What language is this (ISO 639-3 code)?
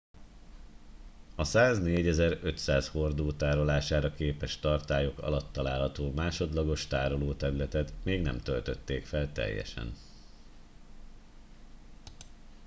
hun